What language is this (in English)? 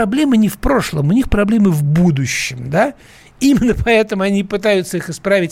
Russian